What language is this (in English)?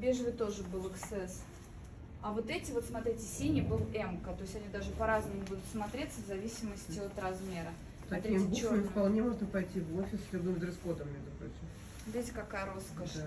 Russian